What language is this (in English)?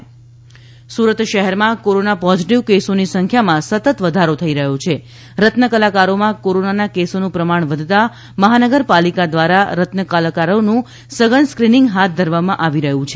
Gujarati